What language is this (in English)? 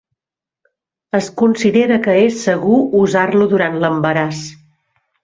Catalan